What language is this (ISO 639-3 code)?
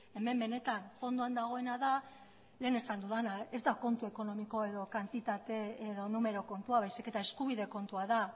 eus